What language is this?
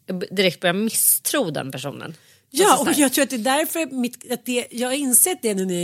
Swedish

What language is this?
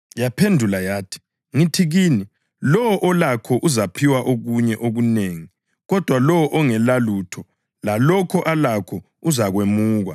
North Ndebele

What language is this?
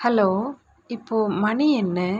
Tamil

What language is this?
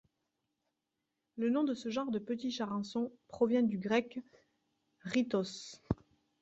French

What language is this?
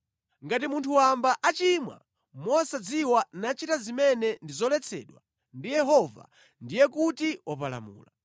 Nyanja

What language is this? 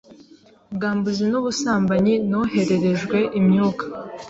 Kinyarwanda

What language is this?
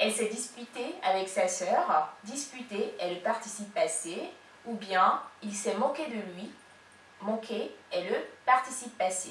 French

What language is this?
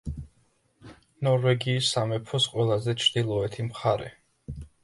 Georgian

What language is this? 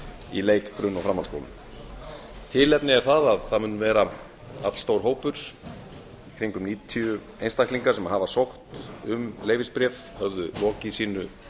Icelandic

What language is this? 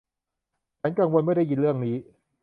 Thai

